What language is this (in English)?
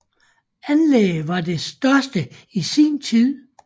Danish